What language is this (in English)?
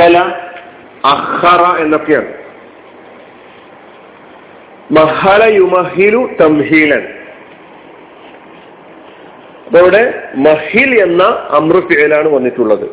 Malayalam